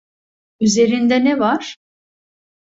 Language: Turkish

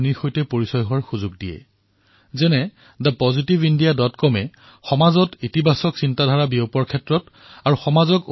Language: Assamese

